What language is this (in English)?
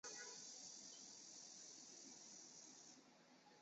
Chinese